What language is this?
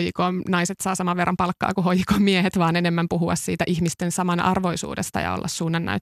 Finnish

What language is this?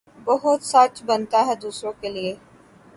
Urdu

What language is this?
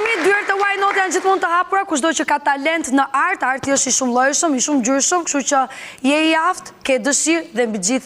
Dutch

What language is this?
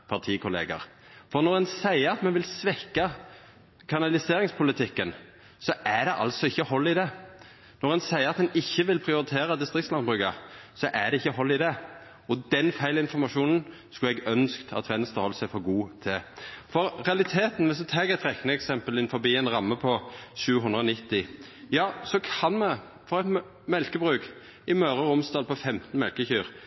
Norwegian Nynorsk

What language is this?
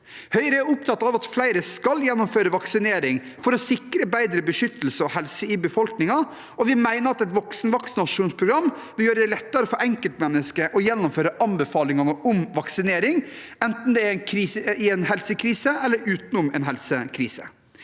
Norwegian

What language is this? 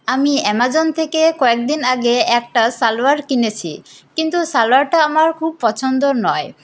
Bangla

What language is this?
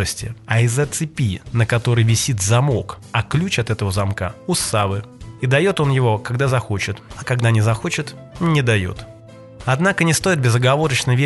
Russian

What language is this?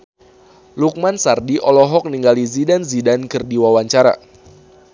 Sundanese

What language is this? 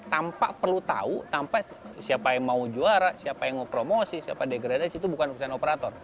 Indonesian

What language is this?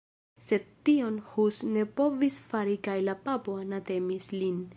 Esperanto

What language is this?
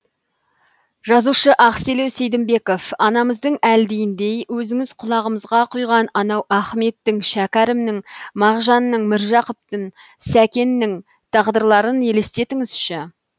Kazakh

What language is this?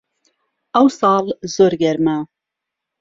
Central Kurdish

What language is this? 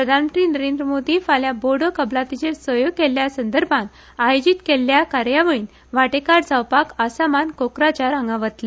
Konkani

